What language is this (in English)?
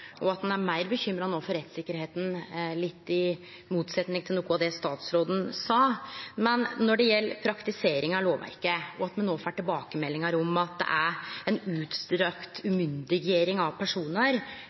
Norwegian Nynorsk